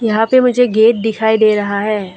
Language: Hindi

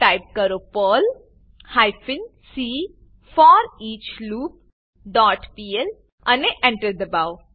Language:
Gujarati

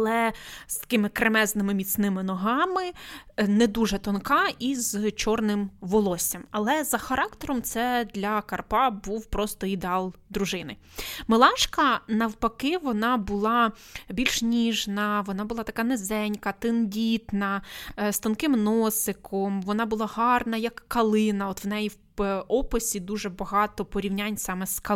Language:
Ukrainian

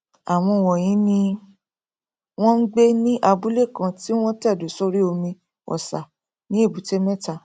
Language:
Yoruba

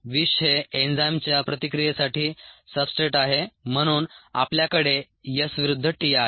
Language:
Marathi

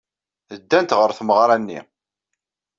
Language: Kabyle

